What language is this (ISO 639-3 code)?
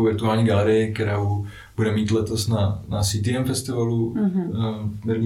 ces